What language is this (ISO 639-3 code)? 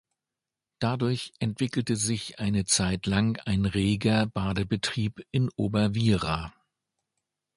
deu